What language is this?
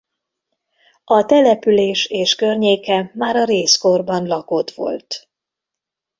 Hungarian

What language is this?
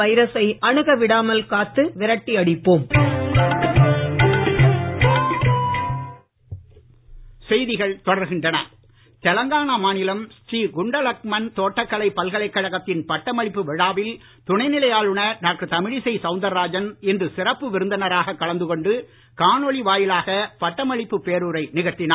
Tamil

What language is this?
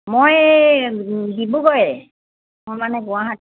Assamese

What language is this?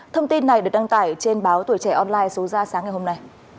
Vietnamese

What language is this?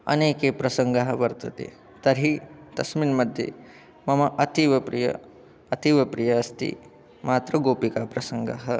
Sanskrit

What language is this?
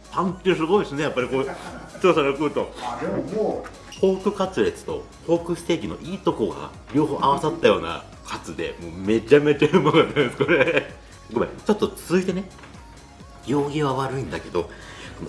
Japanese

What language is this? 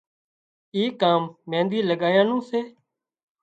Wadiyara Koli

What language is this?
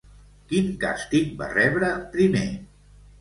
Catalan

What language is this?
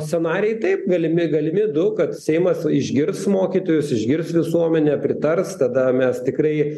Lithuanian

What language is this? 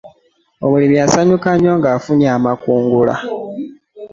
Ganda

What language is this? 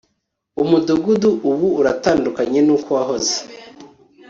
Kinyarwanda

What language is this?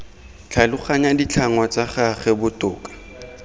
Tswana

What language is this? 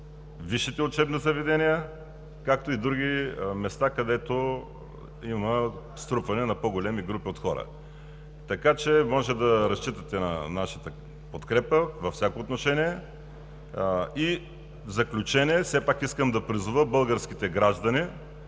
Bulgarian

